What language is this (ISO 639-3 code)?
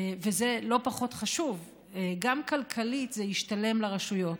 heb